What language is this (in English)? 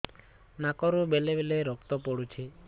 Odia